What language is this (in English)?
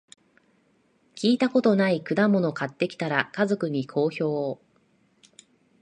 Japanese